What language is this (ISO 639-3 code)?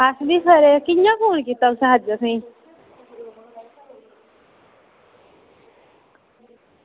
doi